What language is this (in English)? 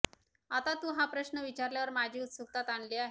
Marathi